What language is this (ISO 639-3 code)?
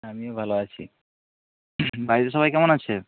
ben